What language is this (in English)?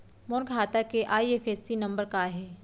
Chhattisgarhi